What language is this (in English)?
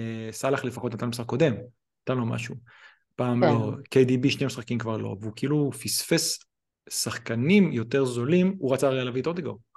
Hebrew